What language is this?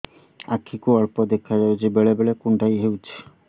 Odia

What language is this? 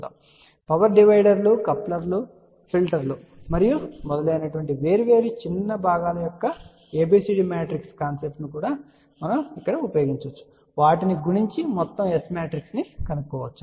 Telugu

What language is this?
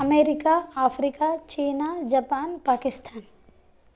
Sanskrit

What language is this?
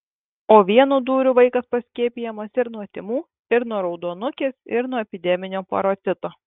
Lithuanian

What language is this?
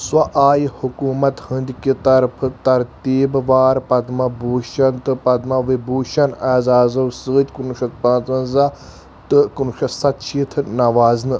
Kashmiri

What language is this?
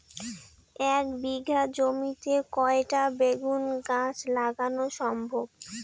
Bangla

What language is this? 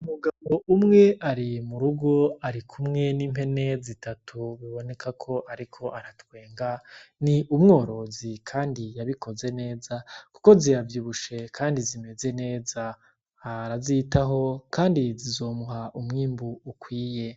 Rundi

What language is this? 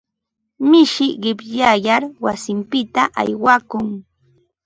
Ambo-Pasco Quechua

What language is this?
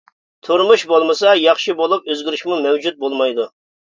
Uyghur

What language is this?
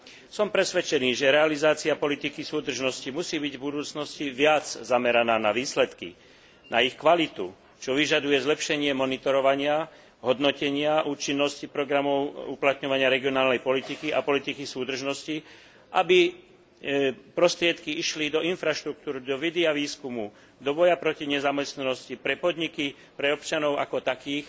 Slovak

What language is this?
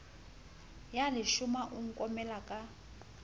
Southern Sotho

